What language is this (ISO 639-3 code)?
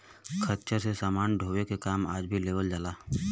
bho